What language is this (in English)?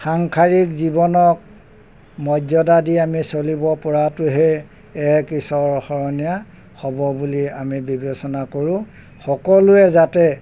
Assamese